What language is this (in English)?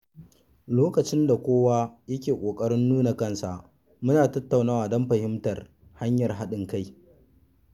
Hausa